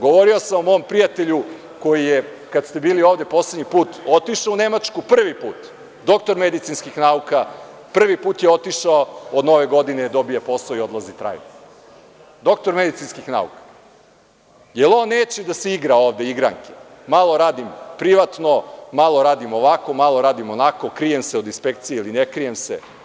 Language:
Serbian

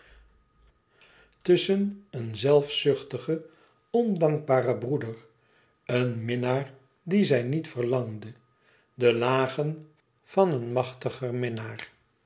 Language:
Dutch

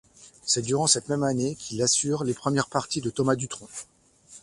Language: French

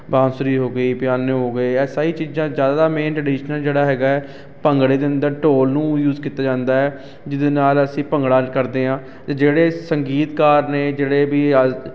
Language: Punjabi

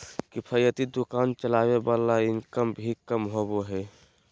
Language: Magahi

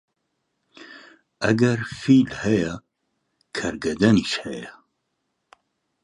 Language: Central Kurdish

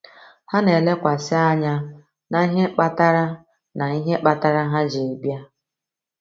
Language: Igbo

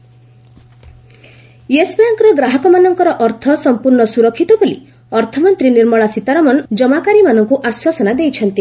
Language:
Odia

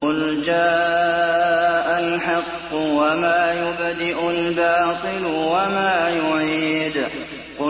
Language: Arabic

